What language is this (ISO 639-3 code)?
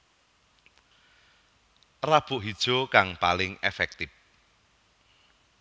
jav